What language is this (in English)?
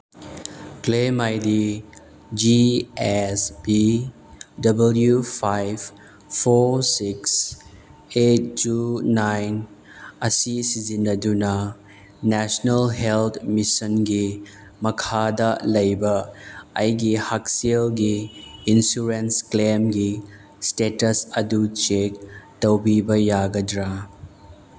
Manipuri